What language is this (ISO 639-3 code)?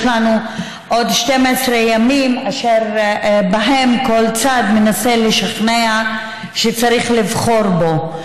heb